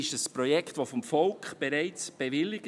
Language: Swiss German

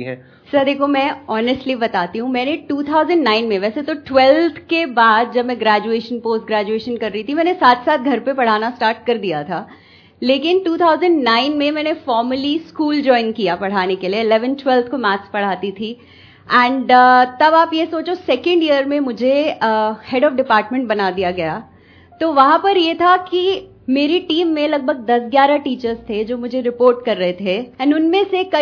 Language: Hindi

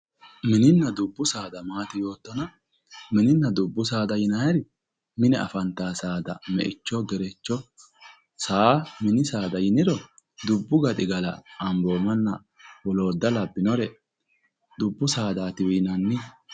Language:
Sidamo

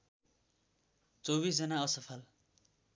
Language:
Nepali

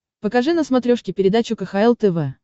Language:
Russian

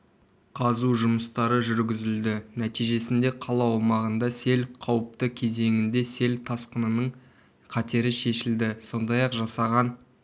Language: Kazakh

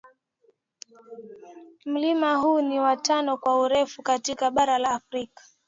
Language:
Swahili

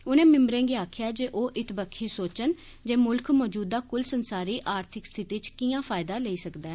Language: Dogri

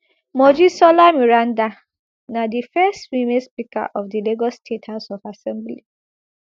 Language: Nigerian Pidgin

